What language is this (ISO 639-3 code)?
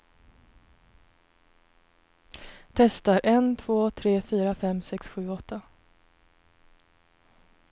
swe